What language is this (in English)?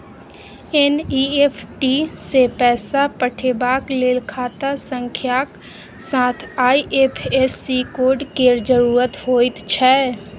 Maithili